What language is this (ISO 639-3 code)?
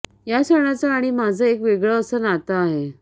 mar